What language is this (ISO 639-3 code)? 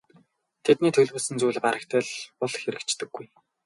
mon